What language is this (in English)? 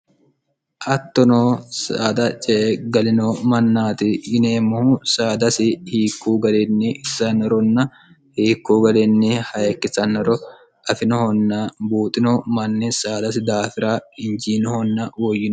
Sidamo